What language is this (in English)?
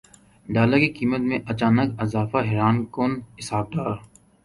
Urdu